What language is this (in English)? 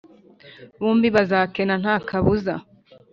Kinyarwanda